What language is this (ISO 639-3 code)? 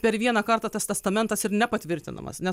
lit